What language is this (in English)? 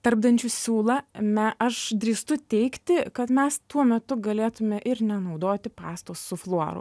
Lithuanian